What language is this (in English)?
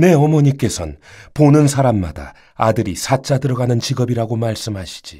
Korean